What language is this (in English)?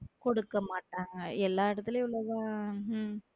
Tamil